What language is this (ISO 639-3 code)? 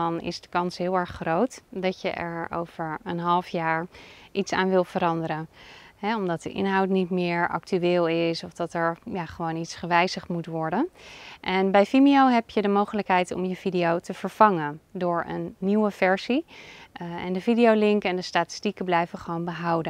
nld